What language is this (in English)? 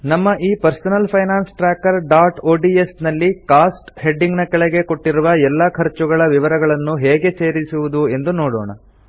Kannada